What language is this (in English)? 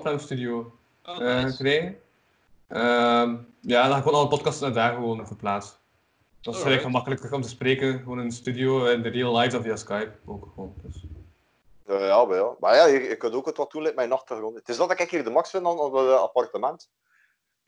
Dutch